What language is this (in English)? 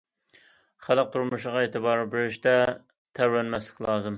Uyghur